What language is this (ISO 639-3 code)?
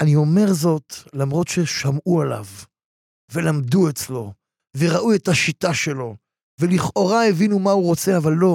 heb